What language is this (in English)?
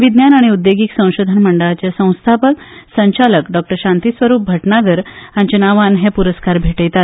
Konkani